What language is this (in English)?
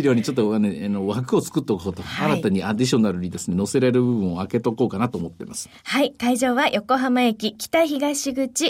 Japanese